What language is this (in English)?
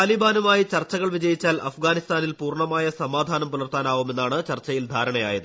Malayalam